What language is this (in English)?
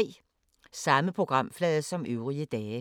Danish